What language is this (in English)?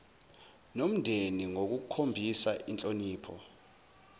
Zulu